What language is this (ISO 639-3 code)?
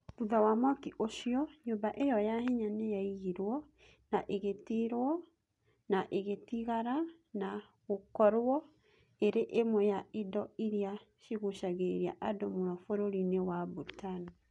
kik